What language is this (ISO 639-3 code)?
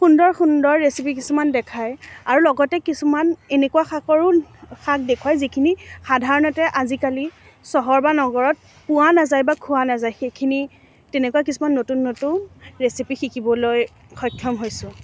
asm